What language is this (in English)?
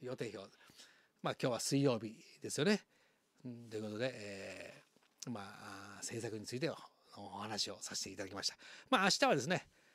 Japanese